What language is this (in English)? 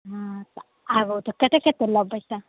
Maithili